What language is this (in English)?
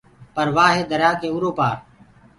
Gurgula